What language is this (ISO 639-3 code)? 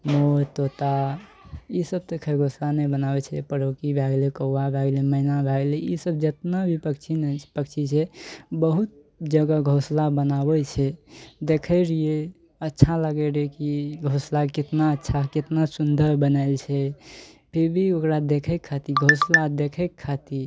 mai